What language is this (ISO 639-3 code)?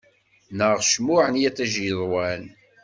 kab